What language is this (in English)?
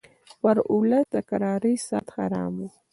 Pashto